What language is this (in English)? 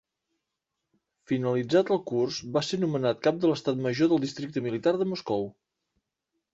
Catalan